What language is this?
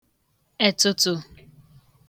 Igbo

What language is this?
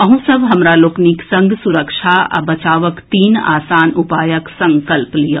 Maithili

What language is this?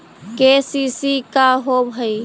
Magahi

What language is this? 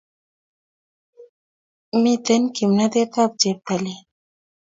Kalenjin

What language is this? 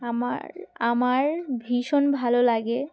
Bangla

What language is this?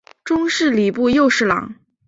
Chinese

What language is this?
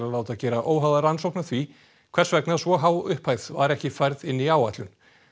Icelandic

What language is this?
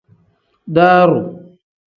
Tem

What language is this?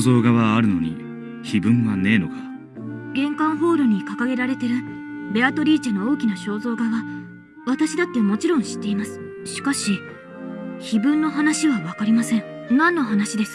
Japanese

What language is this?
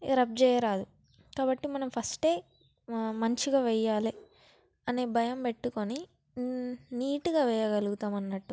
Telugu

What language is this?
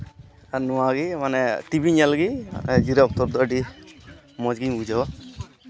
Santali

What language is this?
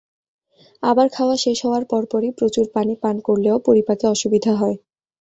Bangla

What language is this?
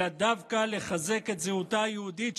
Hebrew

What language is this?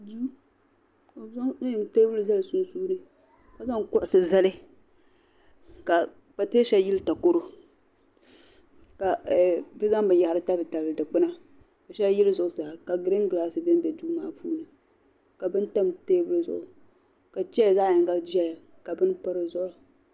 Dagbani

